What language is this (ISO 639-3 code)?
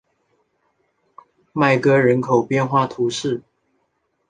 zho